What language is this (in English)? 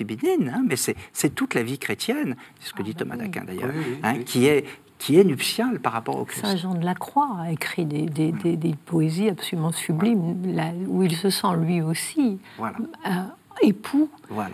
French